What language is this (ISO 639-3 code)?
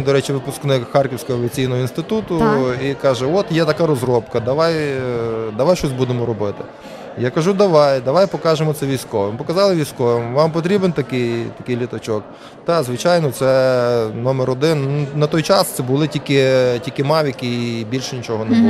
ukr